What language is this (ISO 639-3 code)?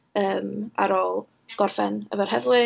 cym